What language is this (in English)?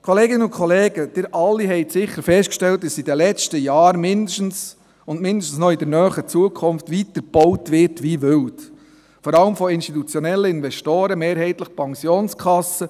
Swiss German